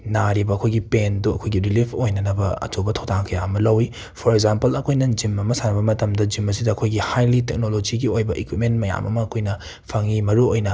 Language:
Manipuri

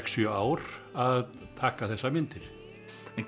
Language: Icelandic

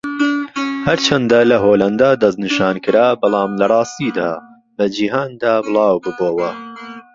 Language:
Central Kurdish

